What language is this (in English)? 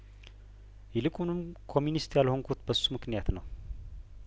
Amharic